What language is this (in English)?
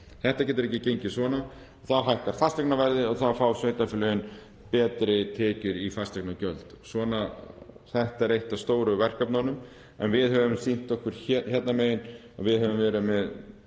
Icelandic